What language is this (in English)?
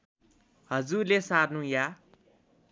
Nepali